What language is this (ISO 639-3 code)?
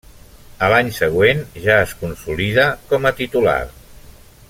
cat